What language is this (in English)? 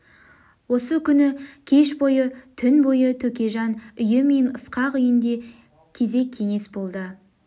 Kazakh